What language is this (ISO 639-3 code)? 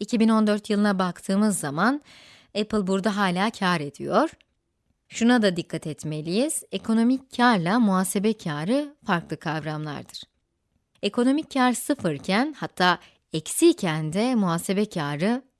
tur